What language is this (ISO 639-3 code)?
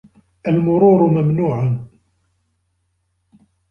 ara